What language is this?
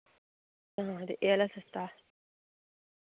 Dogri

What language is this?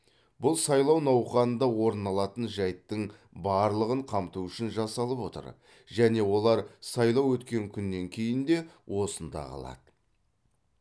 Kazakh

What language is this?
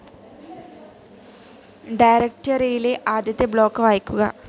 Malayalam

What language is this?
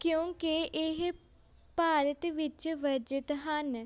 Punjabi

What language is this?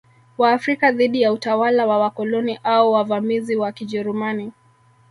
Swahili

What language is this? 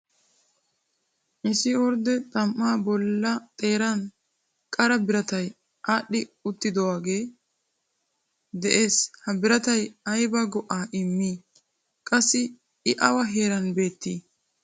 Wolaytta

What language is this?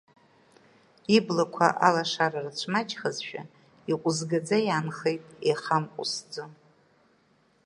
Abkhazian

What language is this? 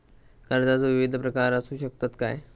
Marathi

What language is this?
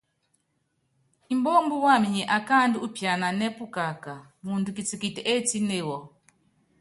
Yangben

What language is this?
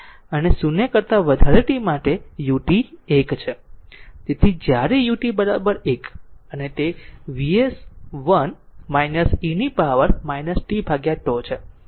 Gujarati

